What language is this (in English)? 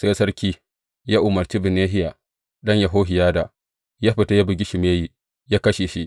Hausa